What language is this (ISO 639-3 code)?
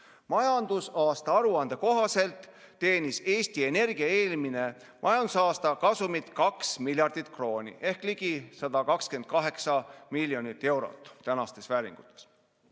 est